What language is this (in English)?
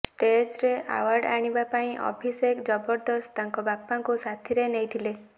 Odia